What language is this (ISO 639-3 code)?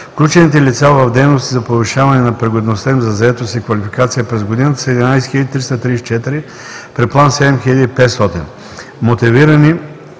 bul